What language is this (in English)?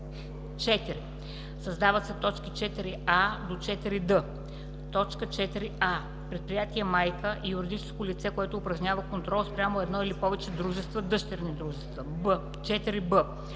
Bulgarian